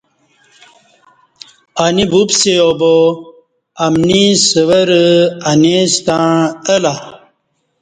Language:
Kati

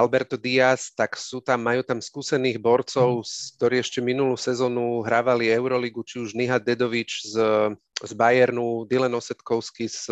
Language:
Slovak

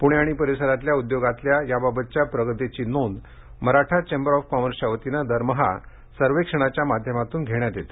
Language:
Marathi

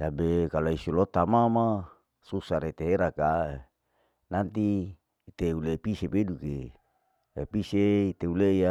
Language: Larike-Wakasihu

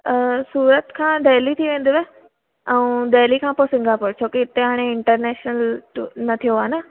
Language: Sindhi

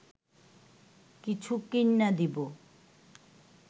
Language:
Bangla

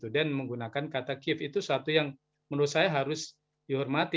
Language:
Indonesian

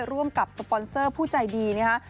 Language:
Thai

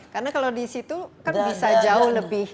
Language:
Indonesian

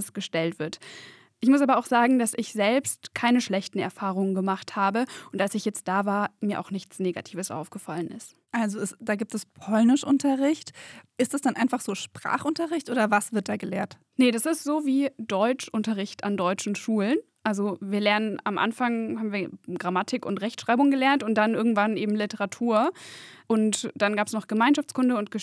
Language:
German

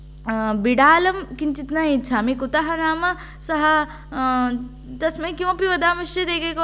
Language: Sanskrit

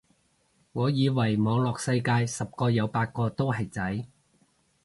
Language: Cantonese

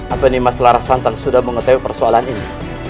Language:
Indonesian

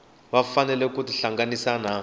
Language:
Tsonga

